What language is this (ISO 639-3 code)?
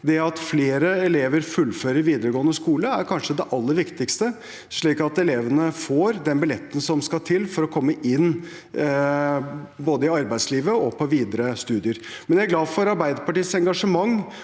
nor